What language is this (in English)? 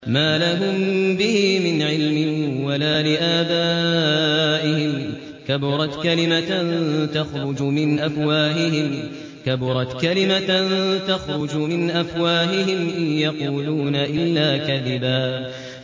Arabic